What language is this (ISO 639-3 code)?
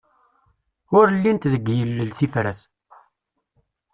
kab